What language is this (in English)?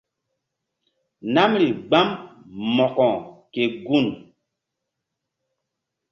Mbum